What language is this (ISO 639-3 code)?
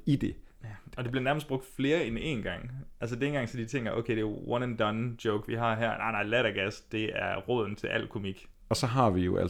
dan